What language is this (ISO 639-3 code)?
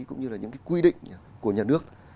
vie